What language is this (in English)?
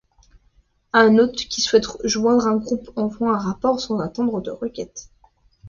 French